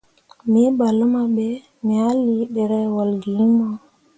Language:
Mundang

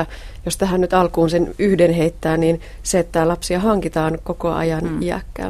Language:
Finnish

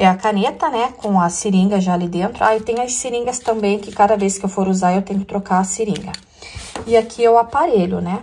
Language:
Portuguese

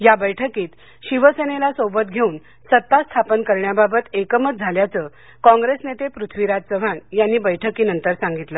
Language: Marathi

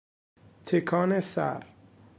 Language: Persian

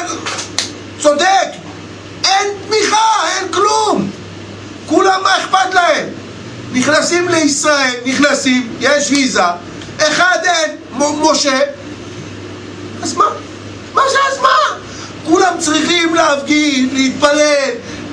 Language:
Hebrew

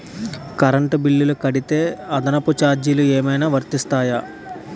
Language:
Telugu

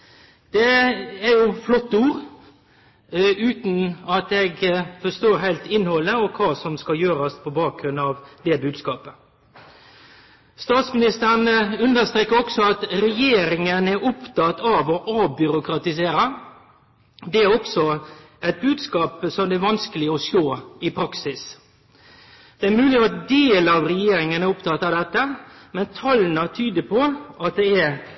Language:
Norwegian Nynorsk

